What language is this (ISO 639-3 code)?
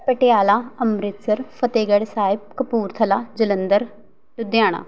pan